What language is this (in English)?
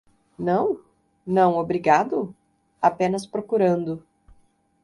Portuguese